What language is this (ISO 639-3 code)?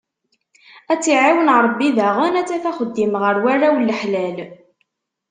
kab